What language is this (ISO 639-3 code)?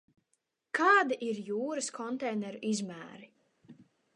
lav